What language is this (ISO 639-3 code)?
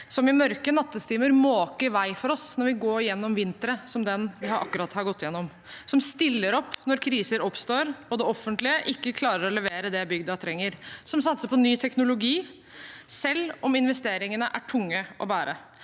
nor